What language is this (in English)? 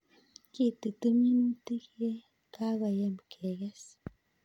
Kalenjin